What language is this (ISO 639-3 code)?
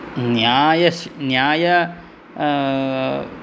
san